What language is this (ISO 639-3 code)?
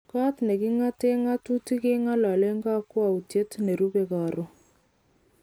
kln